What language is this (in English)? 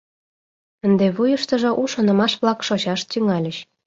Mari